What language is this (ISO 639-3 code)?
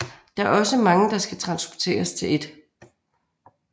dan